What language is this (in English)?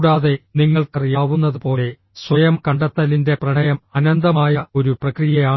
Malayalam